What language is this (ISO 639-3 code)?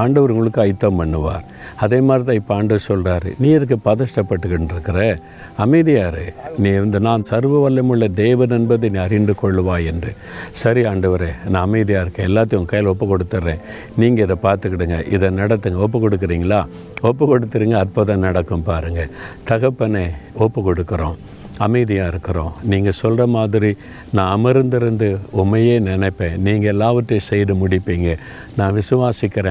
tam